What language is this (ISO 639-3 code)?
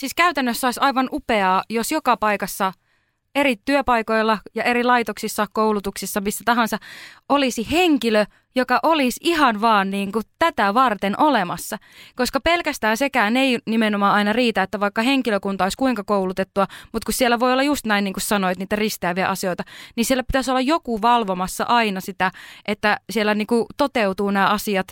fin